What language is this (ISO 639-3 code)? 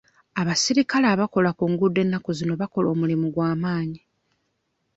lug